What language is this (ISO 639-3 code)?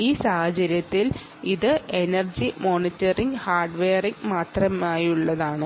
mal